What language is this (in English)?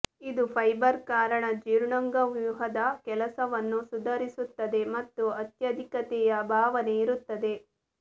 Kannada